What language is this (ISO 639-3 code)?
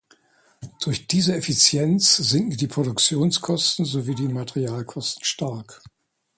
deu